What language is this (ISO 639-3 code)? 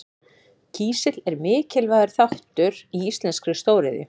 isl